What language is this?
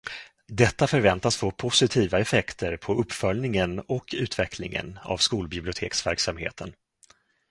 Swedish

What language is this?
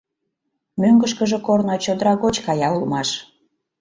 Mari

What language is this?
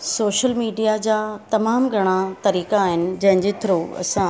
Sindhi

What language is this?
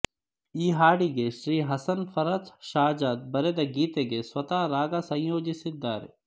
Kannada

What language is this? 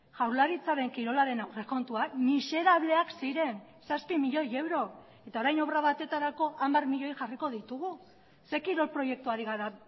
Basque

